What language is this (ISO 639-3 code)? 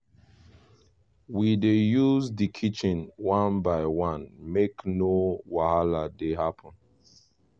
pcm